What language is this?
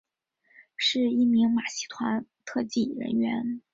Chinese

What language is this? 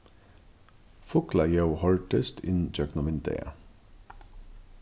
Faroese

